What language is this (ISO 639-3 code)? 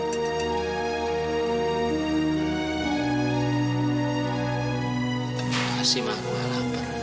ind